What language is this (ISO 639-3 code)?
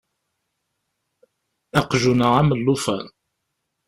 kab